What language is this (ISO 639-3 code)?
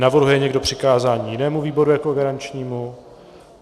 ces